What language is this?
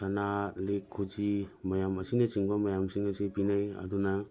Manipuri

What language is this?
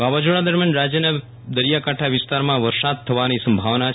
Gujarati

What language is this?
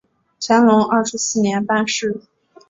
Chinese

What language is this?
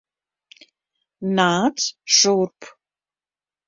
Latvian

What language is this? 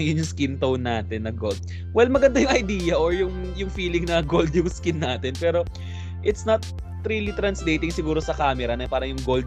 Filipino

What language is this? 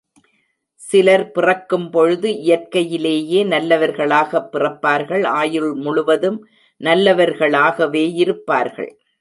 Tamil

